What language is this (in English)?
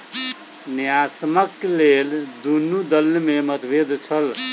Maithili